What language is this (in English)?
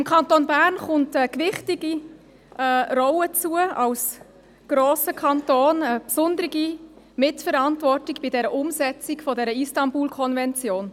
Swiss German